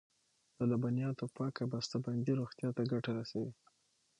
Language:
Pashto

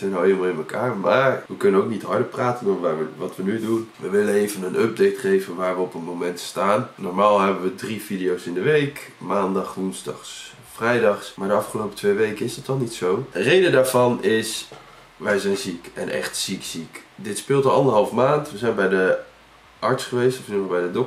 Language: Dutch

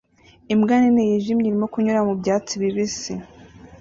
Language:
Kinyarwanda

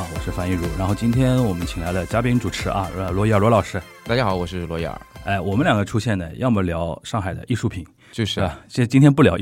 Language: Chinese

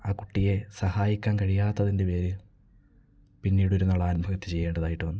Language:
Malayalam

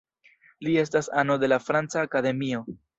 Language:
Esperanto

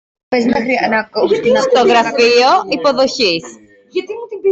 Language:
Greek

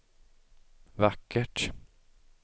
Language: Swedish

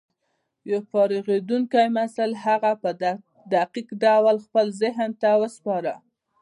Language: Pashto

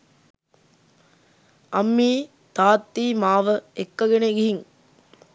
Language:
Sinhala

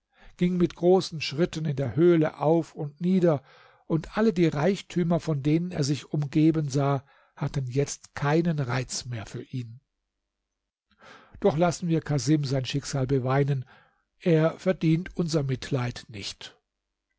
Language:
German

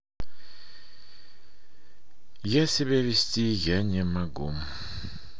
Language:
Russian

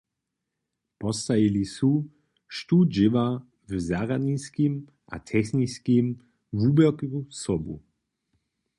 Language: Upper Sorbian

